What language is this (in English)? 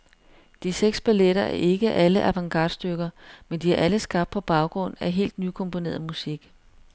Danish